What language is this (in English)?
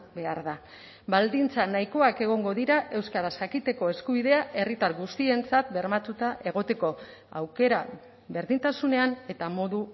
Basque